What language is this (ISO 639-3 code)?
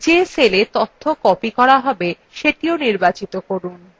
ben